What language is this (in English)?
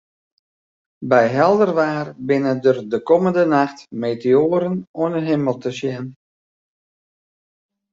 Western Frisian